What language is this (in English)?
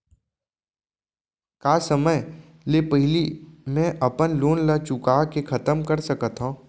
Chhattisgarhi